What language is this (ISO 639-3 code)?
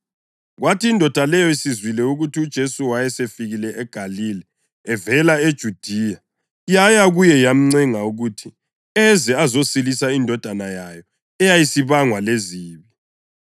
nde